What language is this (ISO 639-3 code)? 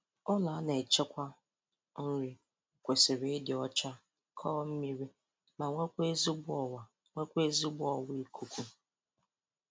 ibo